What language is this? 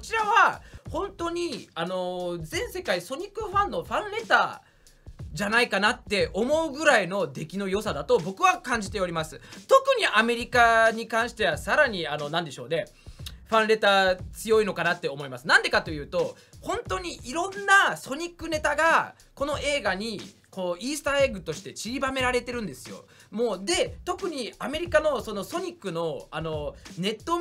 Japanese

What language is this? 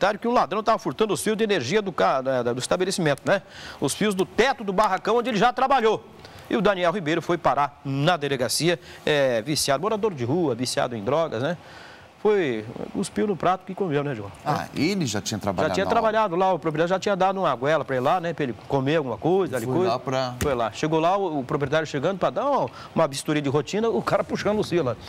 Portuguese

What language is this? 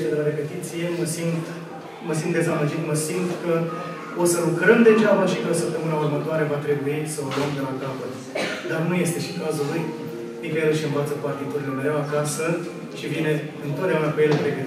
Romanian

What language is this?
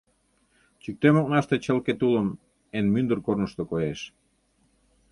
Mari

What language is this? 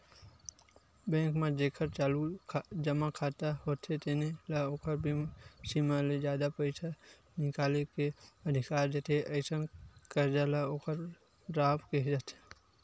Chhattisgarhi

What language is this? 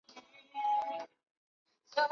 Chinese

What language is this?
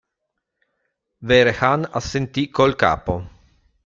Italian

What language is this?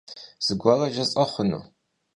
Kabardian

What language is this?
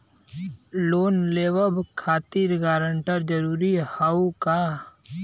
Bhojpuri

